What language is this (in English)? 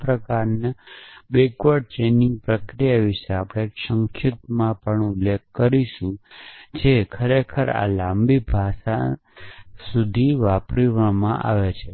Gujarati